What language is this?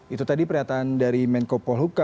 Indonesian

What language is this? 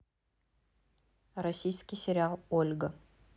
Russian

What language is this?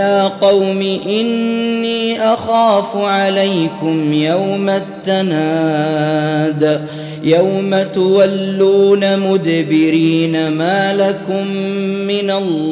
Arabic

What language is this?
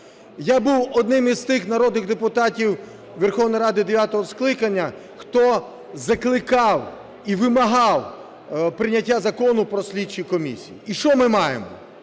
Ukrainian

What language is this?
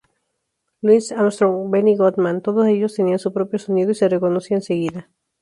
Spanish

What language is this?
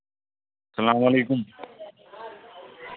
Kashmiri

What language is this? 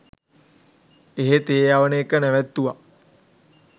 Sinhala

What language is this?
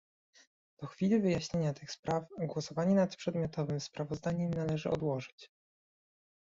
Polish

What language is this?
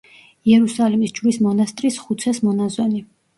Georgian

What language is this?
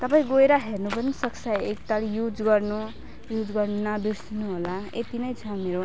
Nepali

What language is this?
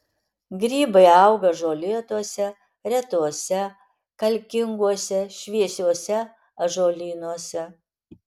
Lithuanian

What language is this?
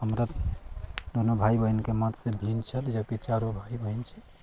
Maithili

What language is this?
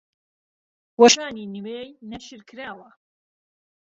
Central Kurdish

